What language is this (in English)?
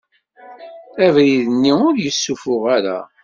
Kabyle